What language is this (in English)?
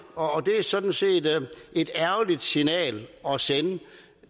Danish